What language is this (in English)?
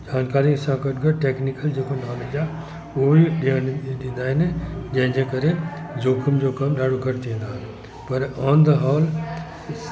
Sindhi